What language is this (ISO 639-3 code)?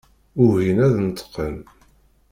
kab